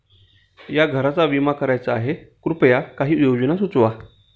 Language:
Marathi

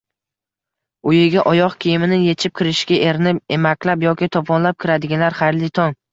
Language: Uzbek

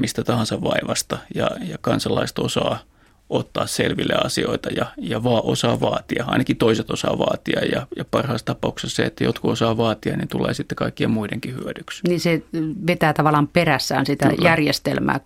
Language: Finnish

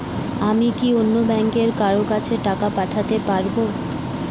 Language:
Bangla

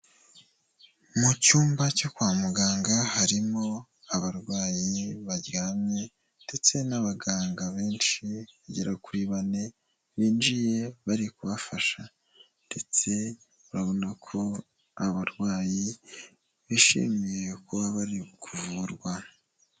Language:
Kinyarwanda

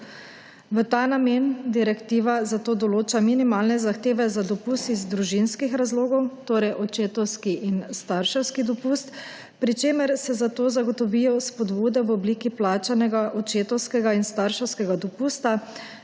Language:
Slovenian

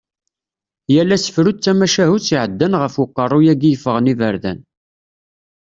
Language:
Kabyle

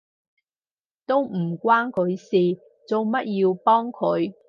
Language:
Cantonese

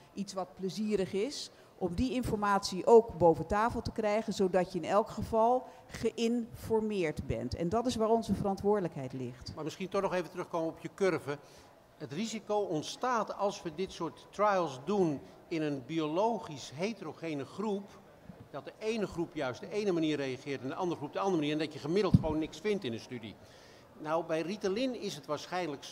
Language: Dutch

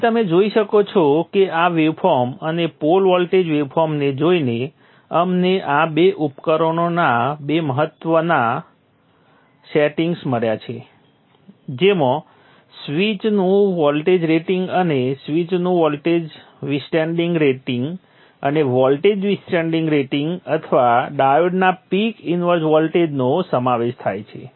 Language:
Gujarati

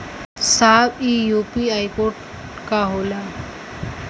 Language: Bhojpuri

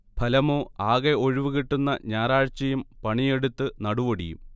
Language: Malayalam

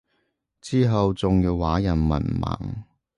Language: Cantonese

